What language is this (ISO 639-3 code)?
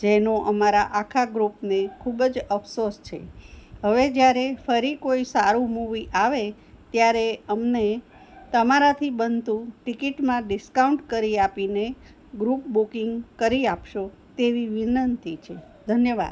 guj